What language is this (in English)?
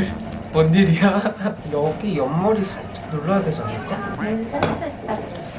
Korean